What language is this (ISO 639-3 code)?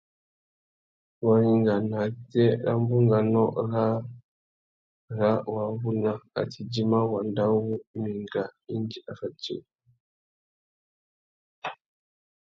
bag